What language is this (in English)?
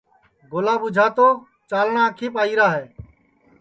Sansi